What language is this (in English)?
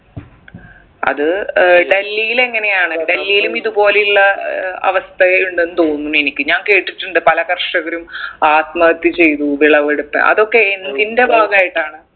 Malayalam